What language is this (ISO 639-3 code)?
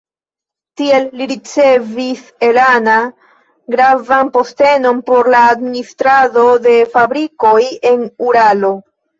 epo